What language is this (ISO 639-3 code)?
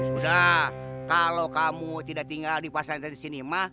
ind